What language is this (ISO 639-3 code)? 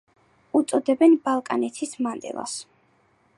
kat